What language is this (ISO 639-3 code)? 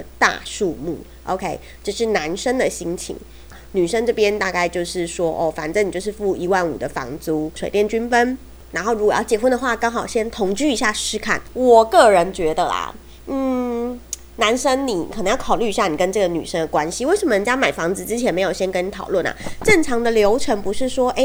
zho